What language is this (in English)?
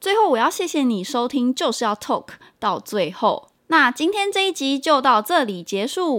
Chinese